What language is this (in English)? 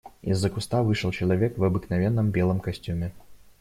Russian